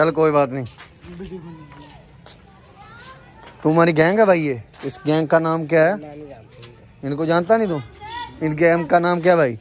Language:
Hindi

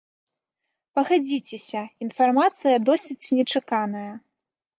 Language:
Belarusian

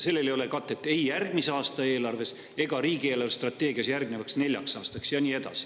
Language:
Estonian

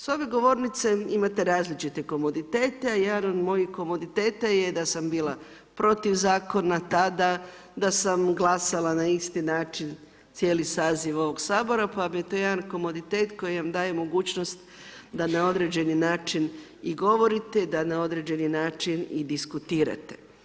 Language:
Croatian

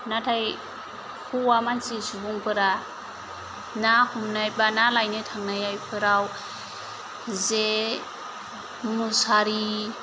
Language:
Bodo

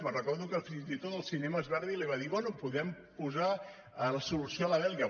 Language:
Catalan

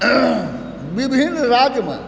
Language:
Maithili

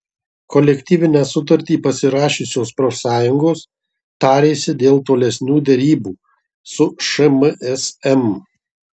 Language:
Lithuanian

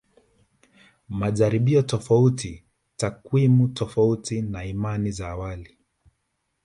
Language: Swahili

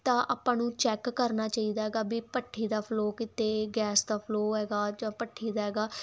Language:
Punjabi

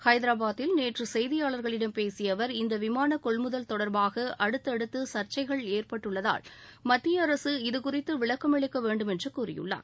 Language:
Tamil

